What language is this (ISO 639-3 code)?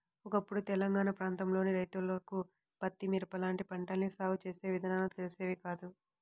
tel